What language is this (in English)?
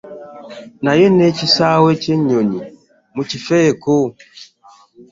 Ganda